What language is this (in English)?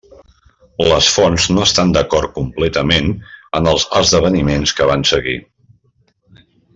Catalan